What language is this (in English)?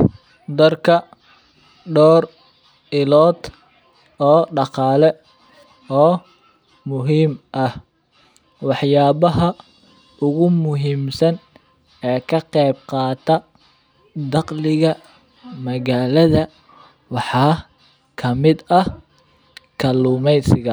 Somali